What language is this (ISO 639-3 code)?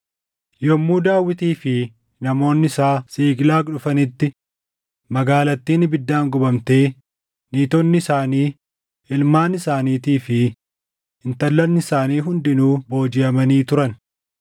orm